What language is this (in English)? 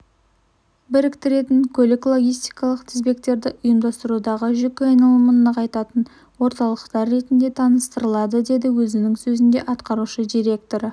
Kazakh